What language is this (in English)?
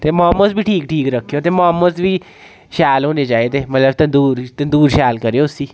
Dogri